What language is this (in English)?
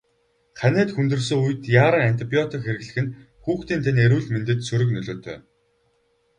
Mongolian